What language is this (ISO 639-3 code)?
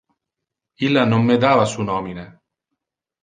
ina